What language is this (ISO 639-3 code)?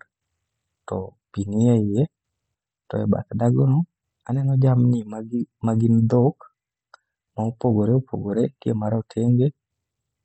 luo